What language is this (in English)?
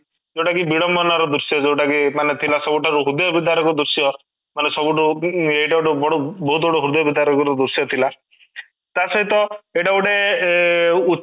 Odia